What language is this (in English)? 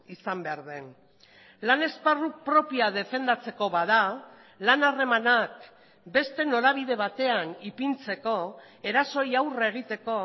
Basque